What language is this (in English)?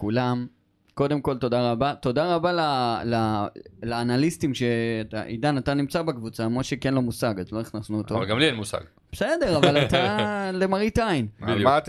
Hebrew